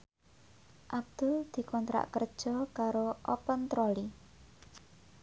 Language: Javanese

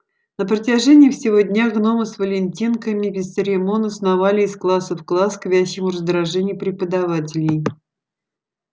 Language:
Russian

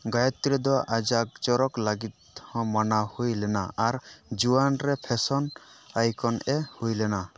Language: Santali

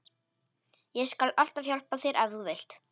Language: Icelandic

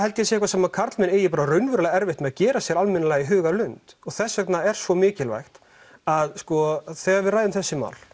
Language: Icelandic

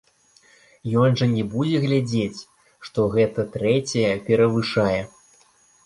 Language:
Belarusian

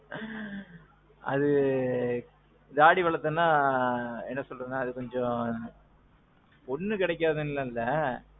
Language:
Tamil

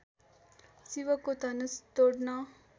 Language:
Nepali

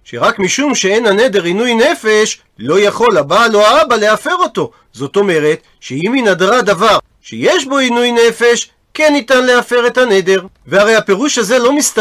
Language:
Hebrew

